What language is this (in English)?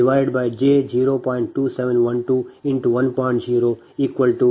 Kannada